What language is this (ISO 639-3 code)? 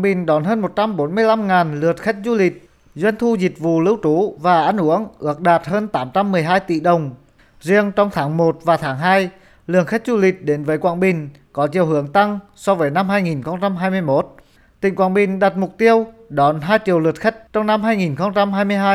vie